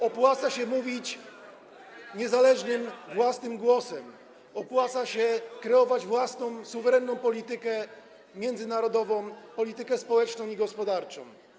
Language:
Polish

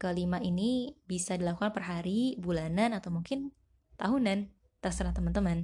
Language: Indonesian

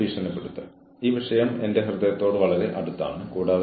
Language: Malayalam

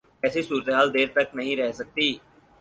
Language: Urdu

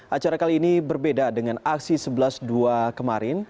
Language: Indonesian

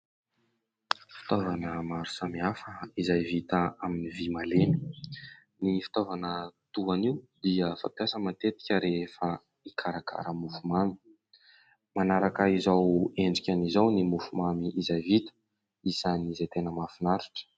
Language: Malagasy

